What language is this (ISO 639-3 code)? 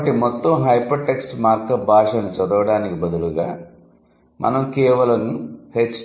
tel